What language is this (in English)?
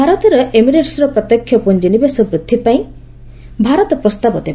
Odia